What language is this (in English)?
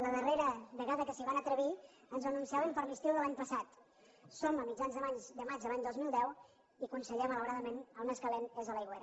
Catalan